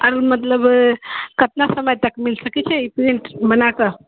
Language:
Maithili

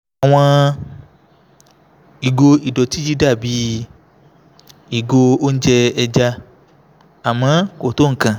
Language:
Yoruba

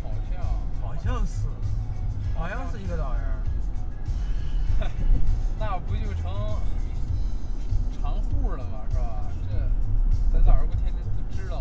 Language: Chinese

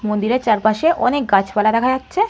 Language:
Bangla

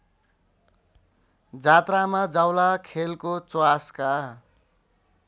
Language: Nepali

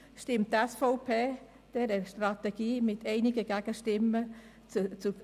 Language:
Swiss German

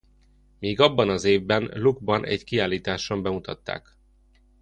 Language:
Hungarian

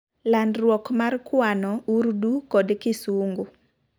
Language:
Luo (Kenya and Tanzania)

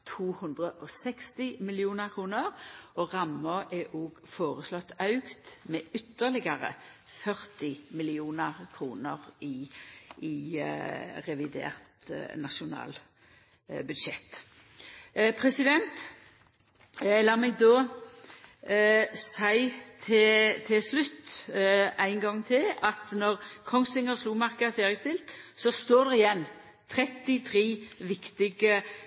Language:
Norwegian Nynorsk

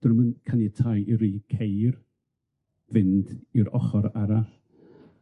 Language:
Welsh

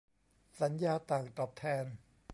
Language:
Thai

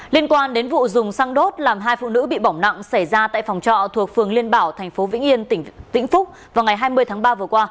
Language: Vietnamese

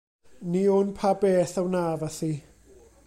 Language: Welsh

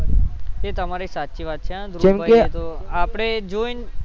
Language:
Gujarati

